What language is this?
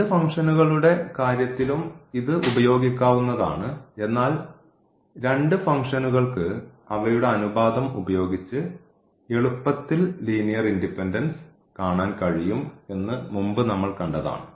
Malayalam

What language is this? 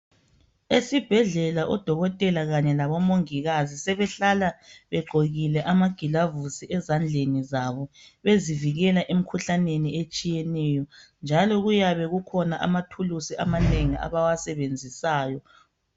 North Ndebele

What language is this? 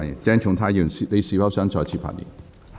Cantonese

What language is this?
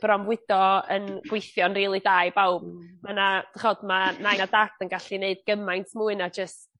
Welsh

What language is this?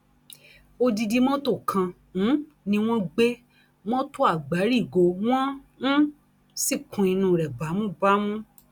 Yoruba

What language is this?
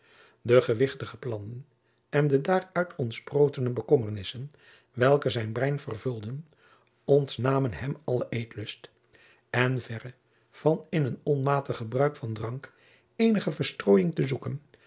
Dutch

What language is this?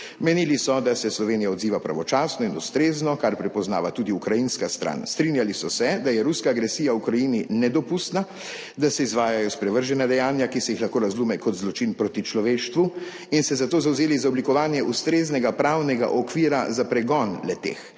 Slovenian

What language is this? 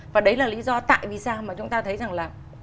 Vietnamese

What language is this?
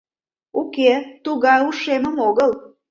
Mari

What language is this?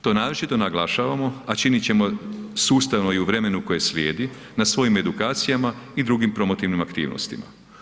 Croatian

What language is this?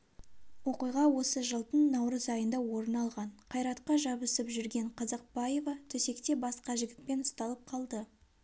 Kazakh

